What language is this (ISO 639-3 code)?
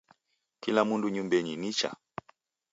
dav